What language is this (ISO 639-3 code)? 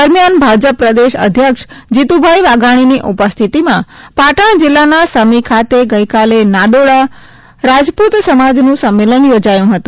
guj